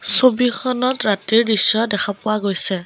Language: Assamese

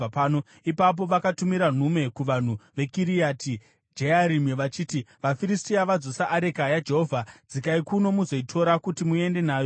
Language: Shona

